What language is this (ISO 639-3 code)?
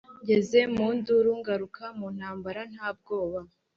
kin